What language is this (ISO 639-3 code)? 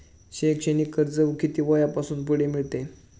mar